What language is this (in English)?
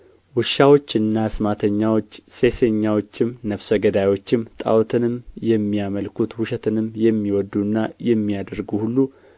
Amharic